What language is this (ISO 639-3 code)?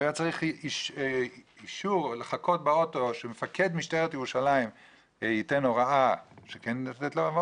heb